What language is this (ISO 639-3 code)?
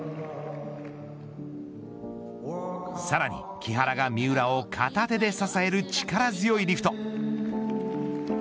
jpn